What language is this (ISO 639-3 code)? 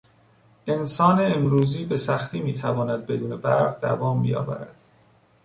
fas